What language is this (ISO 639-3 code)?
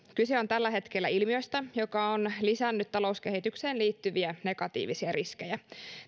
fin